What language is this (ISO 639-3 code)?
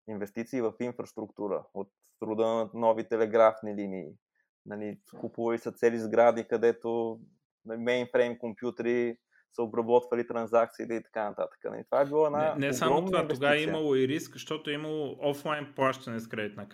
bul